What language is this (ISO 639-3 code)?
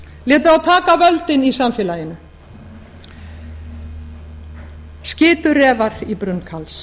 isl